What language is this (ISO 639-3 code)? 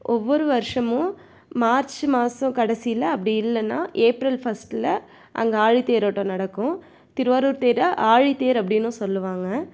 tam